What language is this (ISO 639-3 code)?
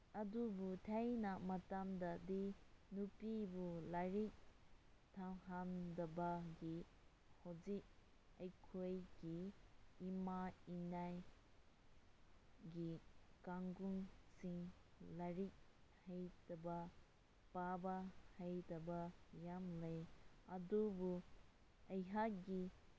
mni